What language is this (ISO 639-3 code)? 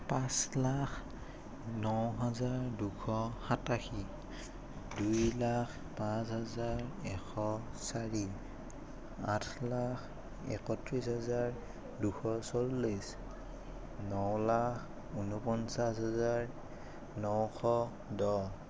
asm